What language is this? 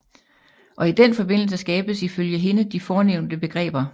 Danish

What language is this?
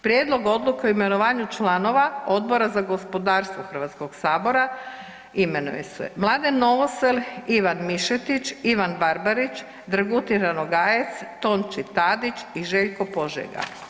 Croatian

